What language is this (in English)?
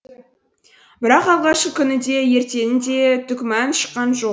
Kazakh